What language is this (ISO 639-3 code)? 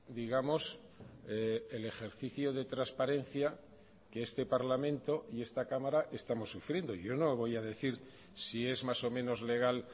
spa